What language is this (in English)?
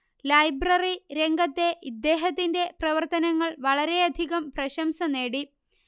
Malayalam